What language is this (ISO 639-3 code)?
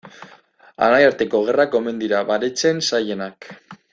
eus